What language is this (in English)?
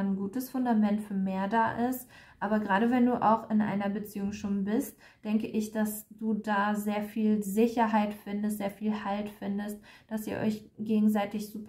German